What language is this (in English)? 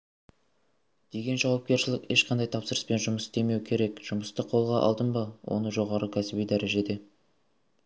Kazakh